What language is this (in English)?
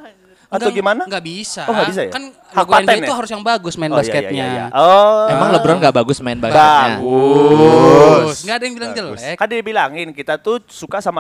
Indonesian